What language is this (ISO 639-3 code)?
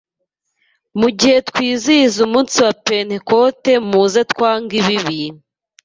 kin